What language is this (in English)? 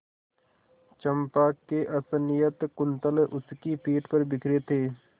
Hindi